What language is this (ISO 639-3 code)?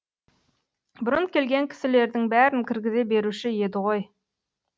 kaz